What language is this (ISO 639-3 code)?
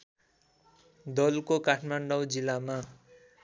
nep